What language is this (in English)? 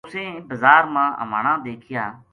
Gujari